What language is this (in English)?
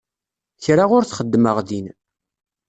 Kabyle